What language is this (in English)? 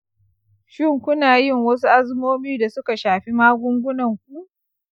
Hausa